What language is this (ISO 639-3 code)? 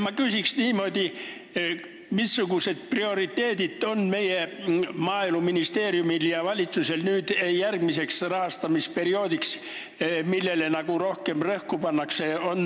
est